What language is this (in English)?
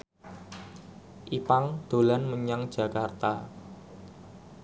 Javanese